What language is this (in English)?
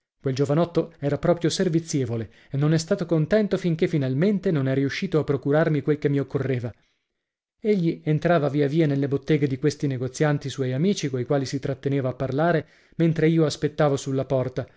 Italian